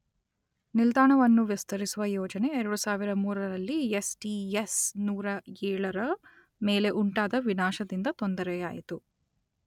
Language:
Kannada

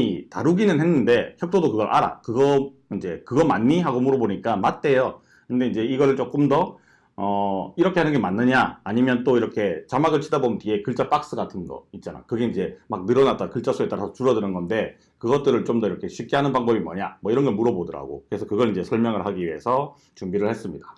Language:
Korean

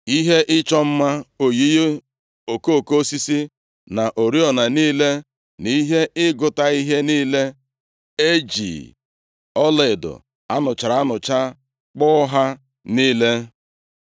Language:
Igbo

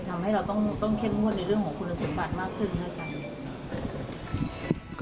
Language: Thai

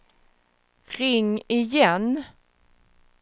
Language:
Swedish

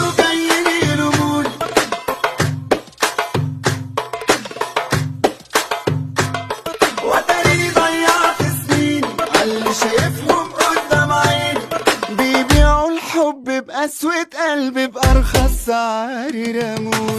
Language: Arabic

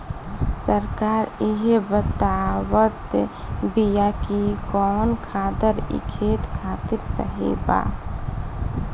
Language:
Bhojpuri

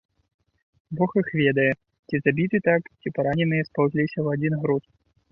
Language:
Belarusian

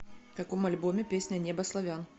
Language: Russian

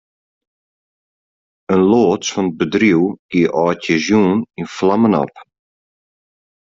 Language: Western Frisian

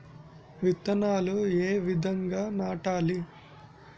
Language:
Telugu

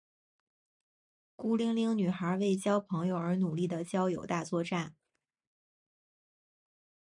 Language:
Chinese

